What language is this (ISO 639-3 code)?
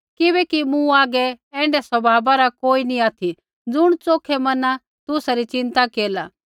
kfx